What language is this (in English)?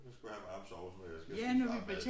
Danish